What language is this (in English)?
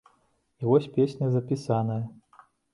Belarusian